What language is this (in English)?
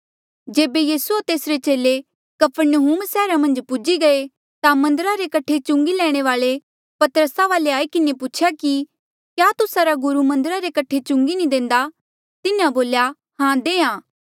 Mandeali